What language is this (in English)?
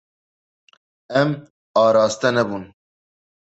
Kurdish